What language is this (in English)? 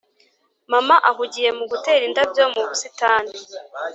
Kinyarwanda